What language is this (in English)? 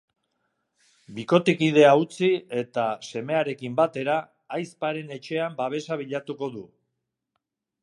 Basque